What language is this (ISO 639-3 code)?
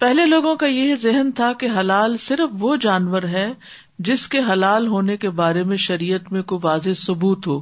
urd